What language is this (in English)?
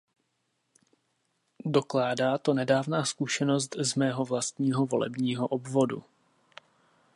Czech